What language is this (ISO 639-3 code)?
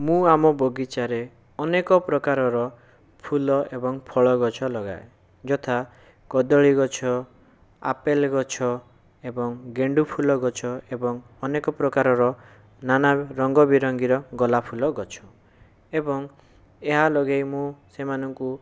ori